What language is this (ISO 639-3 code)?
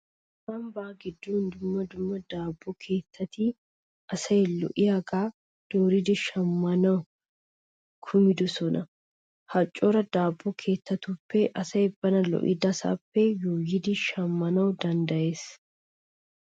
wal